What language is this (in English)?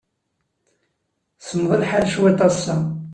Kabyle